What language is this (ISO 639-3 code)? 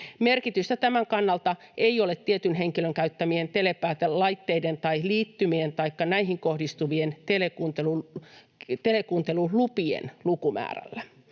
fin